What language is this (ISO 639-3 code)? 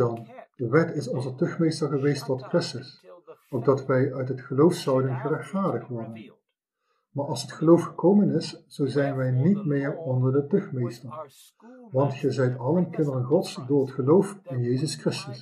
nld